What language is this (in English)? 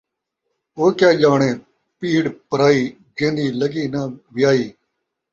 Saraiki